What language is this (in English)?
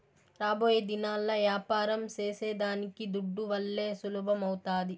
Telugu